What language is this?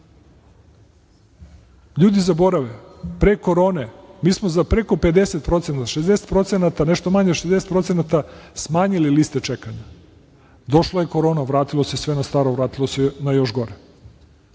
Serbian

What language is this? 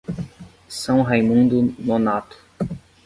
Portuguese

